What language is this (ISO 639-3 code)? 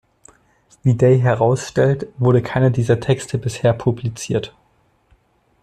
deu